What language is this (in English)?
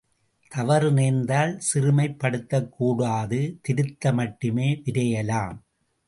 Tamil